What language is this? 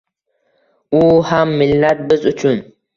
Uzbek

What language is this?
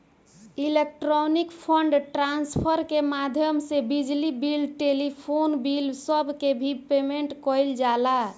Bhojpuri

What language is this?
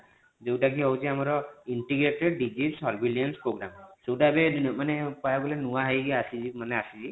Odia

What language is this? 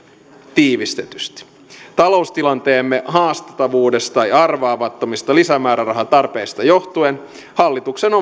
Finnish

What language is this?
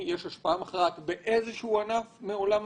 Hebrew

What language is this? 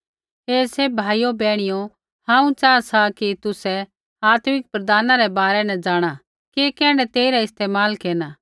Kullu Pahari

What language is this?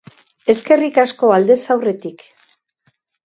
Basque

